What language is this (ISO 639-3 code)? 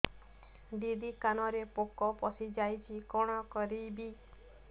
ori